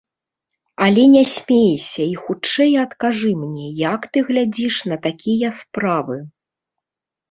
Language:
Belarusian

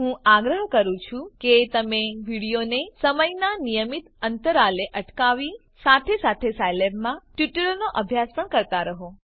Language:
Gujarati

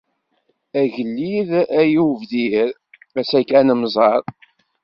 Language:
Kabyle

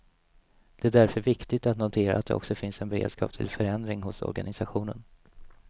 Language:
Swedish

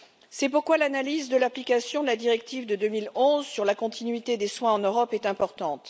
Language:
French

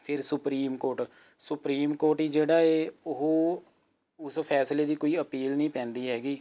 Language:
Punjabi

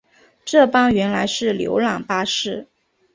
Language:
Chinese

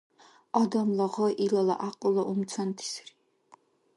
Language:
Dargwa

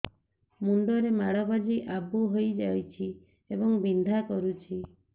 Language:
Odia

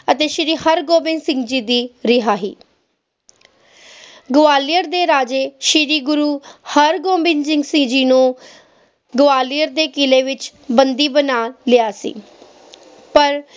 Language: Punjabi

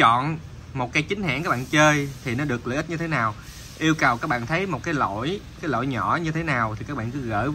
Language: Vietnamese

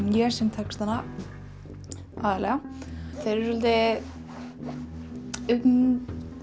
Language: Icelandic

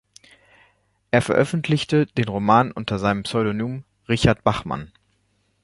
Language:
German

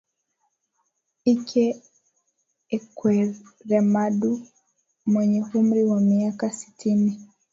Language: Swahili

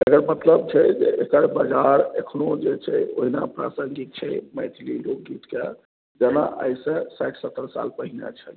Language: Maithili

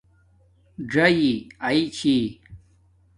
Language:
Domaaki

